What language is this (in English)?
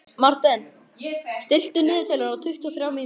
Icelandic